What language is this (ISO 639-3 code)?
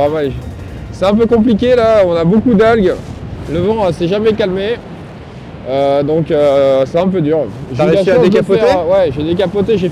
fra